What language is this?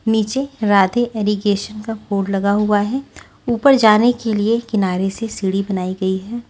Hindi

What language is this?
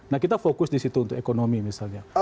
Indonesian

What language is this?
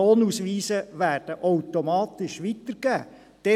Swiss German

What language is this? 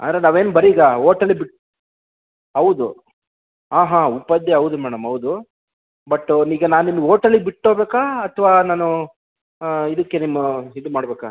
Kannada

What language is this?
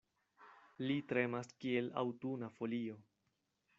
Esperanto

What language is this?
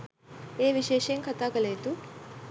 Sinhala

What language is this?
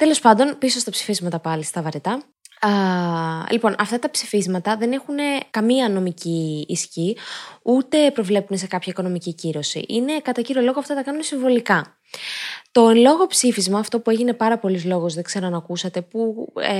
Greek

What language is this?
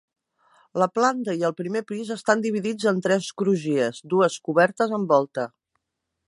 Catalan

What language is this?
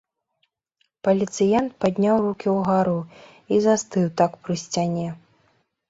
Belarusian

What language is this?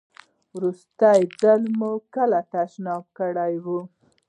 Pashto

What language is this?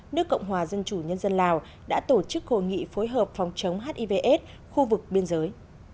Vietnamese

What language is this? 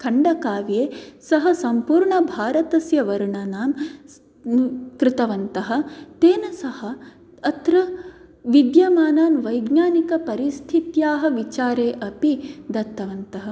Sanskrit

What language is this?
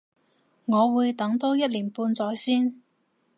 Cantonese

